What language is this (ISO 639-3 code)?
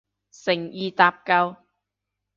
yue